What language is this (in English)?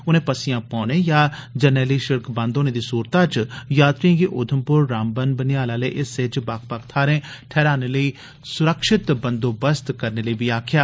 Dogri